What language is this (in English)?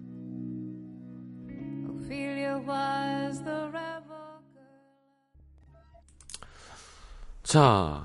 Korean